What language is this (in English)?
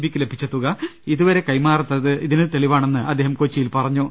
Malayalam